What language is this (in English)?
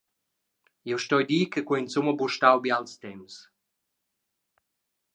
Romansh